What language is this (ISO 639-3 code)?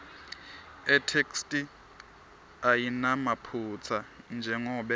ssw